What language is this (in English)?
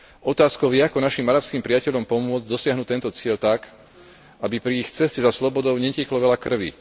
Slovak